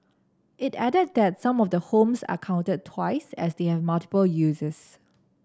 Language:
English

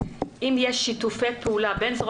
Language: Hebrew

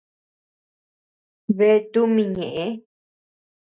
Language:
Tepeuxila Cuicatec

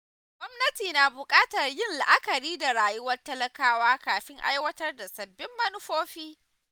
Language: Hausa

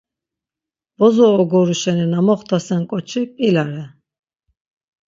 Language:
Laz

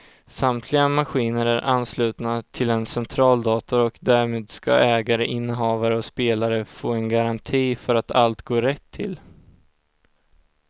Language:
Swedish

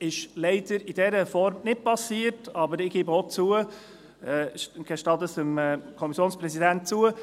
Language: Swiss German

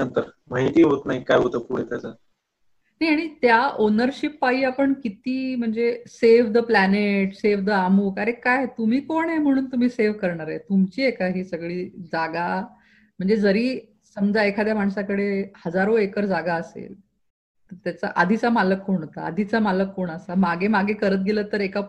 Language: Marathi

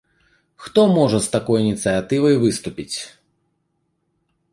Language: Belarusian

